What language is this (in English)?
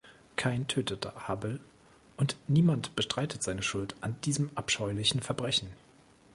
German